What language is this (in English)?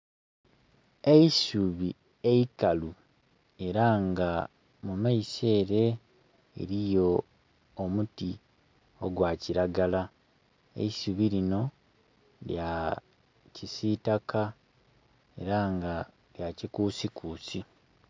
Soga